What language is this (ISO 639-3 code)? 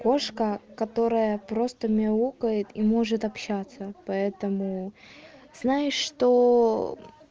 rus